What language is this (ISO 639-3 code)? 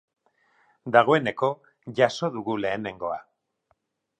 eus